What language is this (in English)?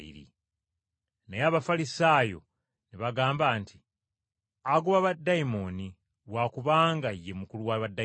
Ganda